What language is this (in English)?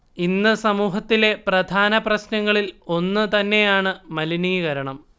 Malayalam